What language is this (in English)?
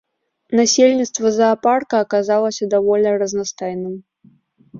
Belarusian